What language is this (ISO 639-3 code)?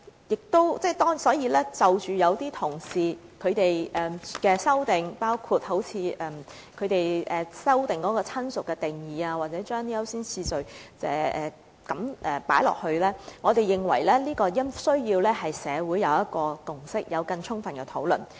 yue